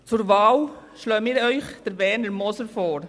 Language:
Swiss German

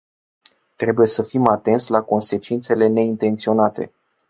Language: Romanian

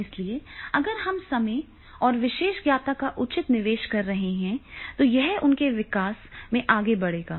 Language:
Hindi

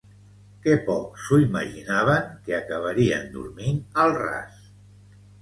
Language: Catalan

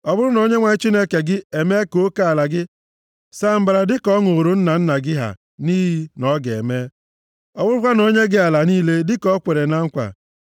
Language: Igbo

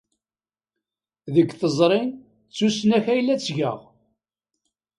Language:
Kabyle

